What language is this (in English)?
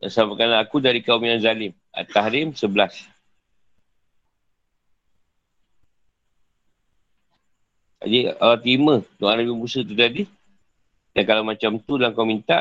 Malay